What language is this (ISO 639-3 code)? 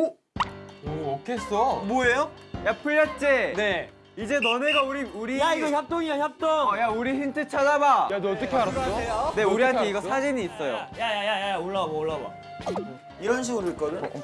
kor